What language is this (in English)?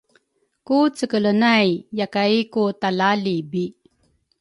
Rukai